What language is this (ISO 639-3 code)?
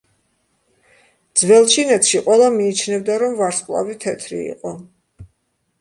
kat